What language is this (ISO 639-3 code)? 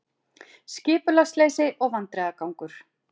isl